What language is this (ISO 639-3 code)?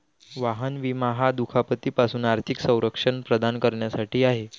mar